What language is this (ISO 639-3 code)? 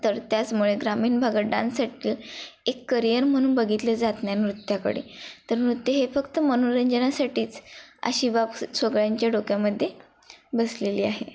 mar